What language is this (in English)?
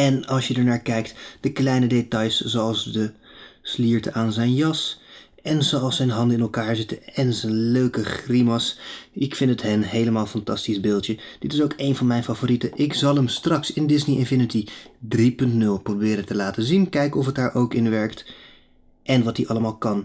Dutch